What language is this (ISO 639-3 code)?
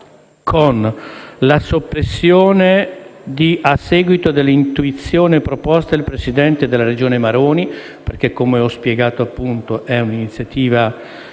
ita